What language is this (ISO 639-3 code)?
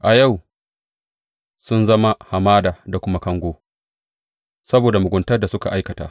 hau